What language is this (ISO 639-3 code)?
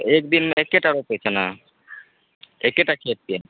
mai